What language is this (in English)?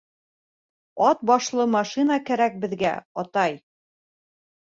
Bashkir